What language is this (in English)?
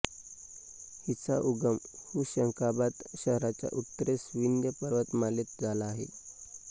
Marathi